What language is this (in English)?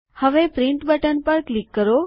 Gujarati